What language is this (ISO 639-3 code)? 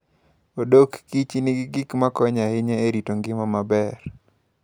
luo